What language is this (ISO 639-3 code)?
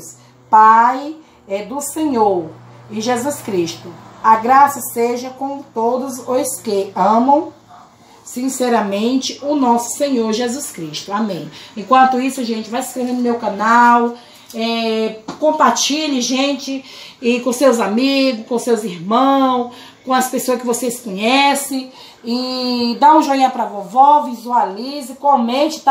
por